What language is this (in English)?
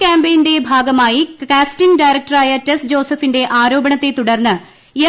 Malayalam